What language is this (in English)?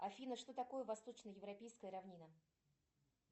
Russian